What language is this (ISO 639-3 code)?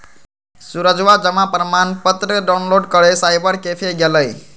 mag